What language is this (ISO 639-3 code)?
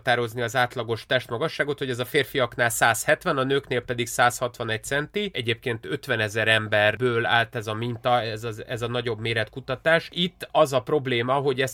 hun